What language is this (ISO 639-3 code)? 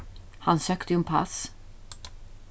fao